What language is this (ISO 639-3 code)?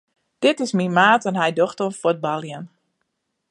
fry